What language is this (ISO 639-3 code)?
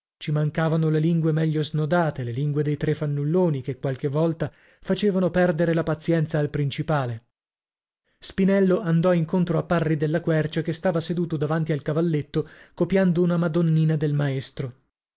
ita